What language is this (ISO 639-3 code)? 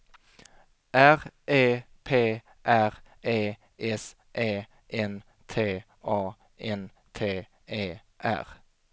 swe